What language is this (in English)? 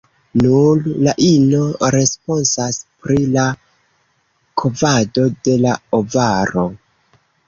Esperanto